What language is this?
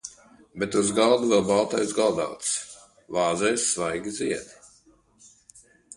Latvian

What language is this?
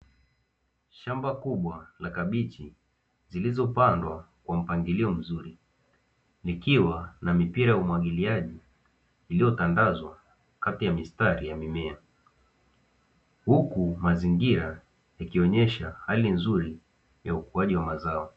Swahili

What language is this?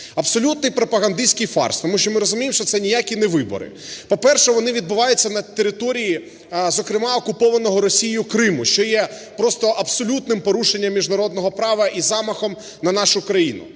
Ukrainian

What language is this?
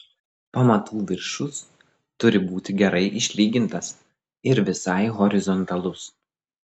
Lithuanian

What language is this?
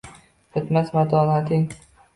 Uzbek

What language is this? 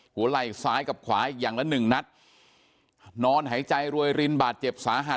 Thai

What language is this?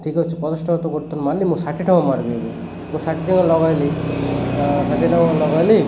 Odia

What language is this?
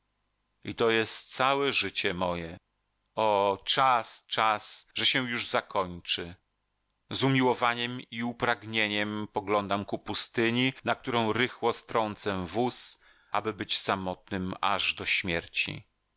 Polish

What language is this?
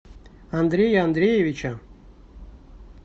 Russian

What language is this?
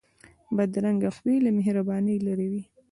Pashto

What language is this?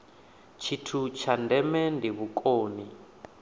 Venda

